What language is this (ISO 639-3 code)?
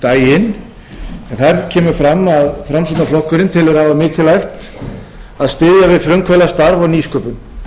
isl